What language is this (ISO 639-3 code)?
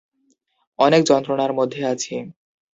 ben